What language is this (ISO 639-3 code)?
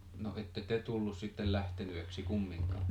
fin